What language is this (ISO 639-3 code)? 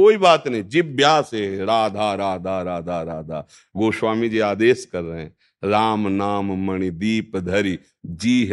hin